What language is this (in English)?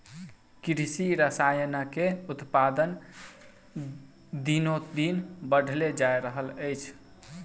Maithili